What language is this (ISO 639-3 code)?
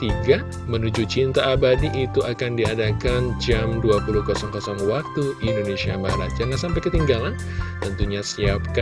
ind